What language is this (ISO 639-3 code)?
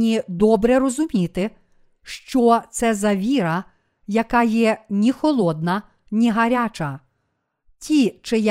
ukr